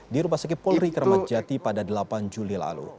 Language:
Indonesian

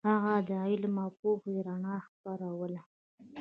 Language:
Pashto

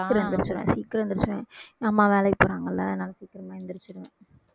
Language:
Tamil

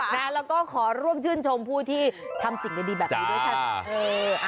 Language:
Thai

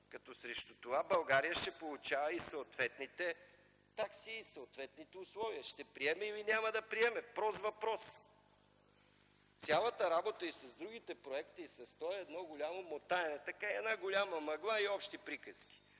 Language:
Bulgarian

